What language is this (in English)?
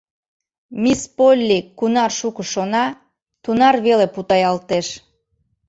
Mari